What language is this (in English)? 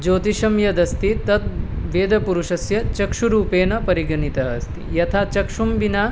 Sanskrit